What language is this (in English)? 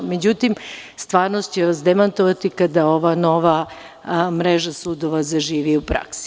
Serbian